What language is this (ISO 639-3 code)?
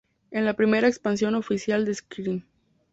spa